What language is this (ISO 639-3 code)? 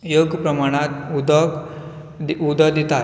kok